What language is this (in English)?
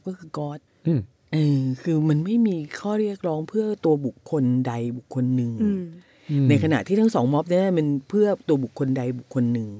Thai